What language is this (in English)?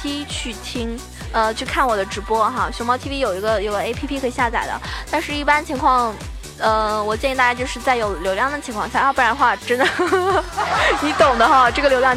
Chinese